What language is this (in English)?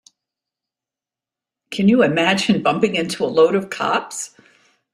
English